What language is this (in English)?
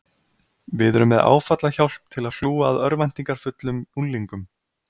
Icelandic